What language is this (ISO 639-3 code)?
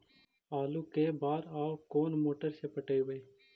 mag